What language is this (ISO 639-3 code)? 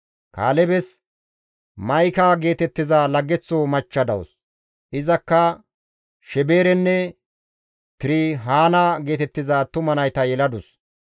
gmv